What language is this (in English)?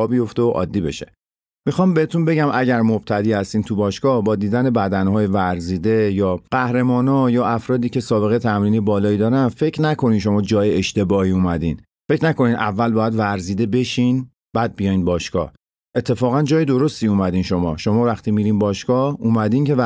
Persian